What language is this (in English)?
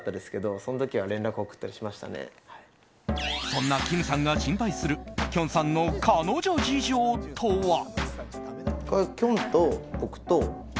Japanese